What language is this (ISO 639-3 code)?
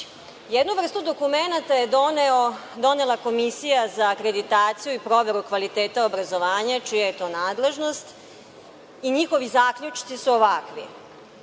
srp